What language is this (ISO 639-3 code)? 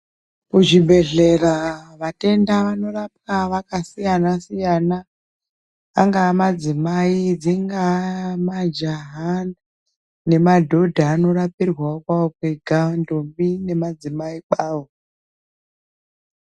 ndc